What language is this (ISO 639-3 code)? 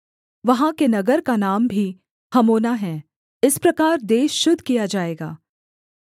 hin